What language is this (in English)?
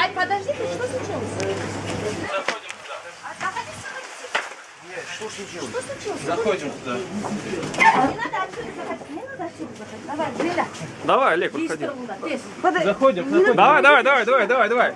Russian